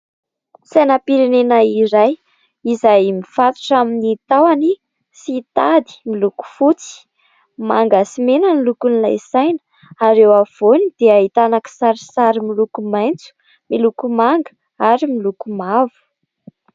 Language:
Malagasy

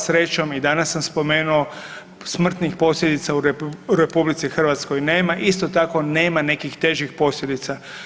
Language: Croatian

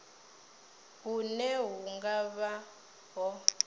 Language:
Venda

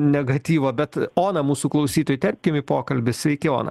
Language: Lithuanian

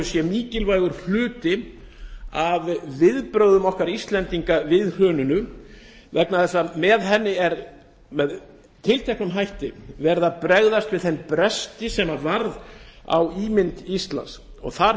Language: Icelandic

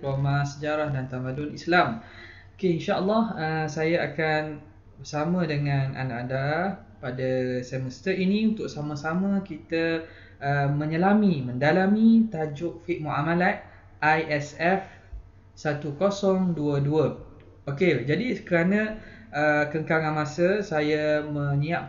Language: Malay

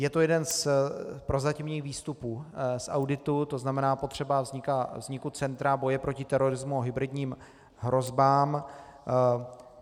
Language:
Czech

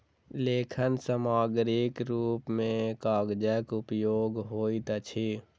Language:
Maithili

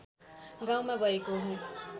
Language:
Nepali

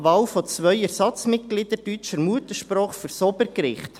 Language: Swiss German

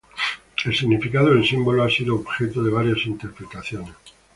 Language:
Spanish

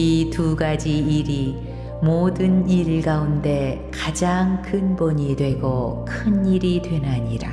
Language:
Korean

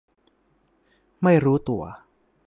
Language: Thai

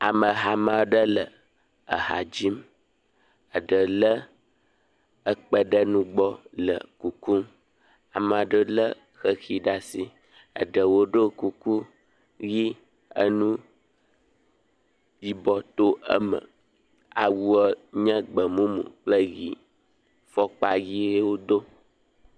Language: Ewe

